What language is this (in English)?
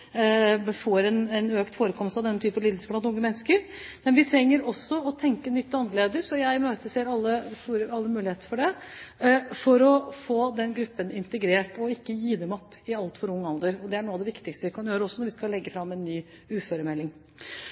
Norwegian Bokmål